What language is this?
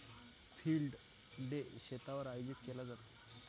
Marathi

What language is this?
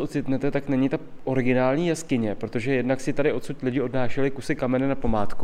Czech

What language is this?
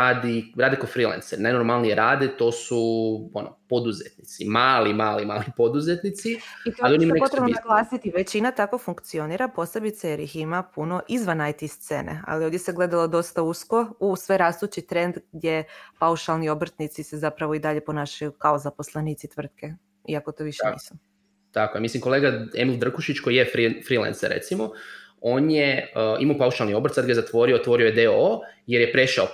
Croatian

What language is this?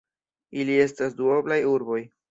Esperanto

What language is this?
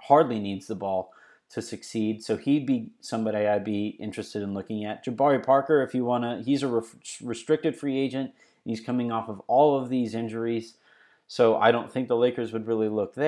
English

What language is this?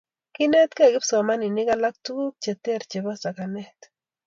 Kalenjin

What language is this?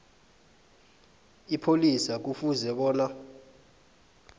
South Ndebele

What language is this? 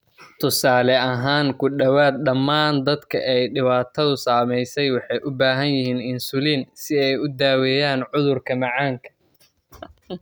Somali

